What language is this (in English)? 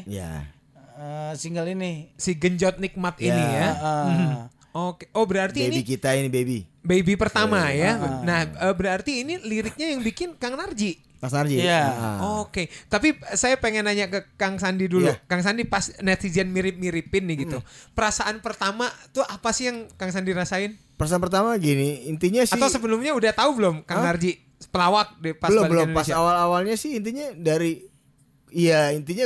Indonesian